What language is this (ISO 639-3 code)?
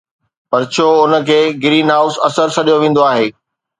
snd